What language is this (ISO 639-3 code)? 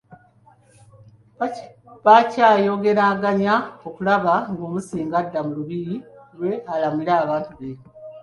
lug